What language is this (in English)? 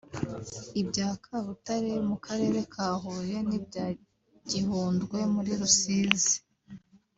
Kinyarwanda